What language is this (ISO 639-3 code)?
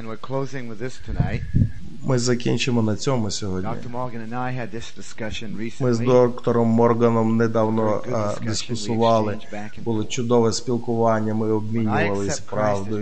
ukr